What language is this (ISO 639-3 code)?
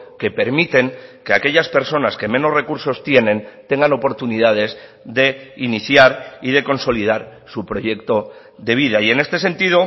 spa